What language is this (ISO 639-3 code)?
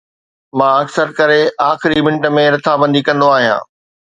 snd